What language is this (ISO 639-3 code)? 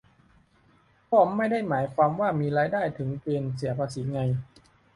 tha